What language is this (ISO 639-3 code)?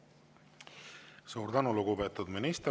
est